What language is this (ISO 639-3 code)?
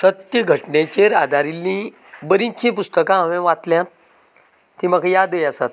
kok